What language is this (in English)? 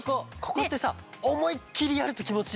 Japanese